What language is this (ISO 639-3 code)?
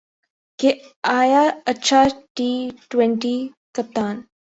urd